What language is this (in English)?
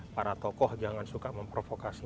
Indonesian